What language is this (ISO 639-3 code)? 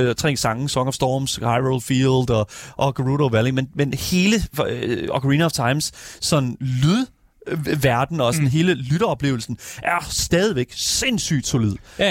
dan